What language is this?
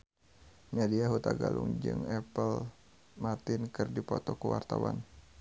Sundanese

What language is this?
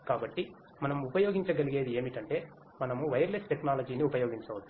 Telugu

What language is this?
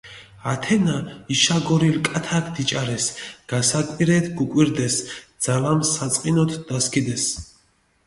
Mingrelian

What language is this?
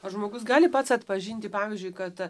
Lithuanian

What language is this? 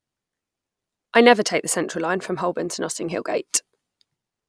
English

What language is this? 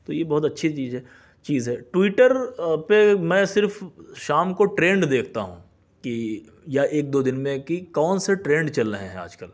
Urdu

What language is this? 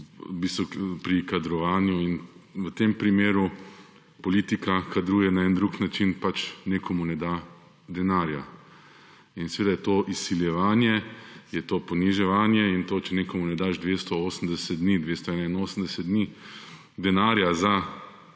Slovenian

